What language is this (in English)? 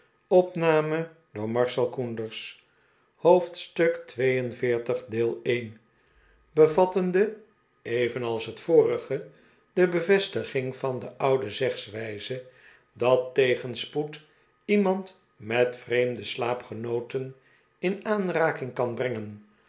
Dutch